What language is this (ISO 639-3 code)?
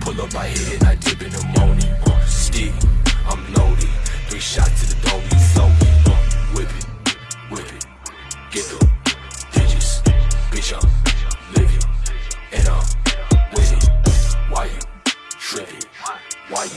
eng